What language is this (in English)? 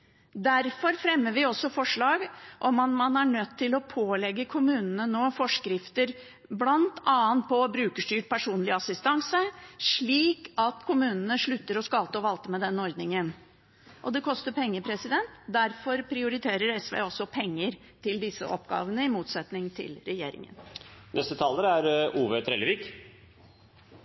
Norwegian Bokmål